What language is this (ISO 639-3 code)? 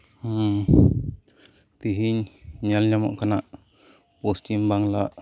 sat